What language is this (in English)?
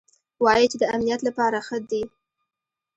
Pashto